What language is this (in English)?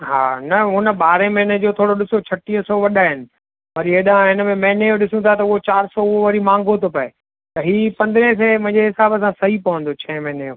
Sindhi